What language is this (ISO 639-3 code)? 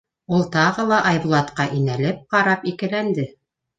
bak